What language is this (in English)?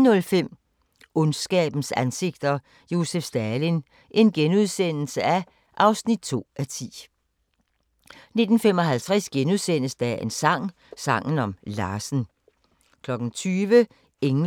Danish